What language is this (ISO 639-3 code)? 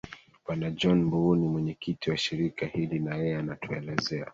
swa